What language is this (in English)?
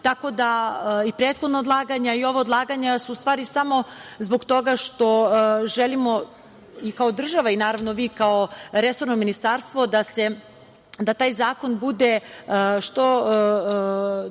Serbian